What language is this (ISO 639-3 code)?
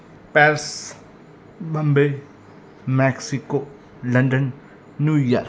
pan